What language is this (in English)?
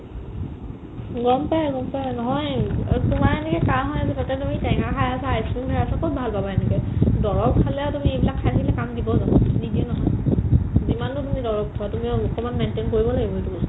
Assamese